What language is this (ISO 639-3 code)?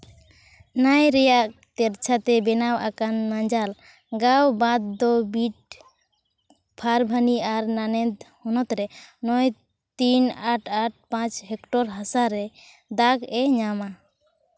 sat